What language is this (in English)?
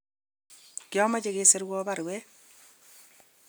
Kalenjin